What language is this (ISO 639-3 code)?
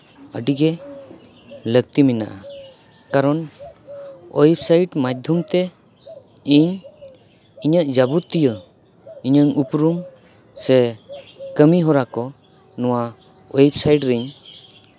sat